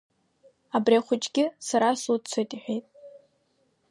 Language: Abkhazian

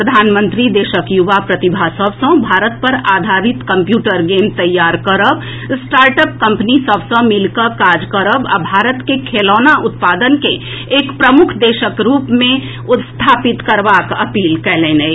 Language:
Maithili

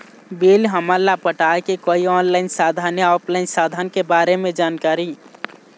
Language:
Chhattisgarhi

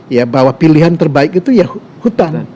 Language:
Indonesian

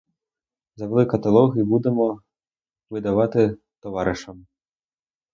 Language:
Ukrainian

